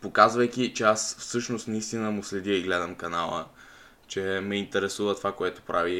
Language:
Bulgarian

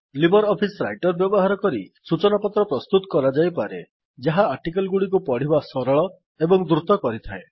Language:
Odia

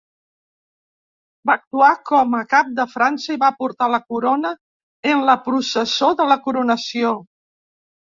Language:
Catalan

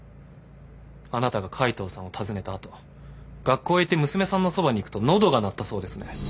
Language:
Japanese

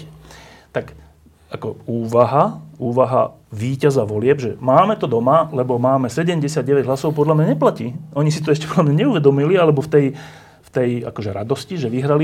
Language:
Slovak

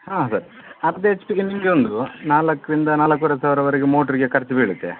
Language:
Kannada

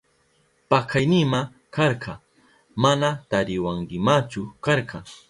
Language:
Southern Pastaza Quechua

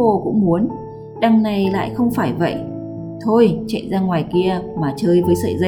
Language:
Vietnamese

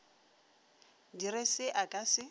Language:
Northern Sotho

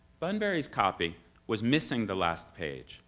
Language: English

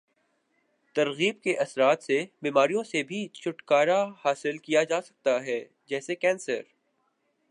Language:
Urdu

